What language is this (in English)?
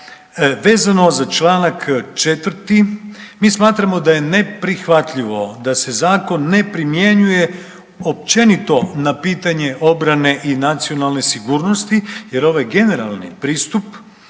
Croatian